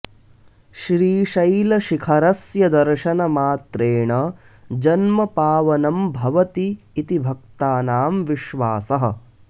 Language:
Sanskrit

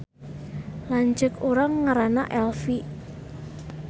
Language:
Sundanese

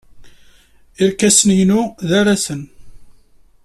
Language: Kabyle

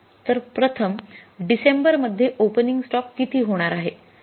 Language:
Marathi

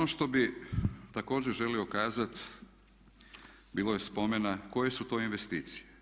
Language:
Croatian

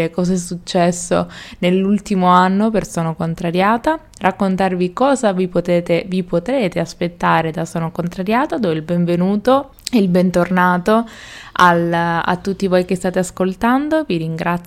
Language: Italian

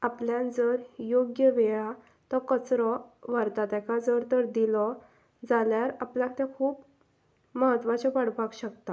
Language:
Konkani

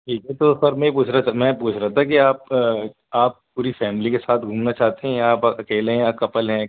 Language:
Urdu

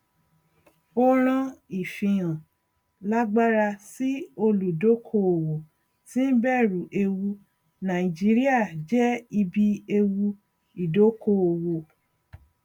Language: Yoruba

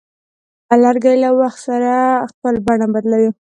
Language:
Pashto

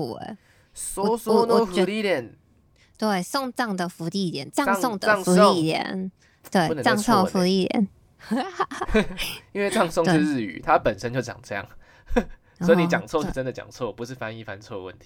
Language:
Chinese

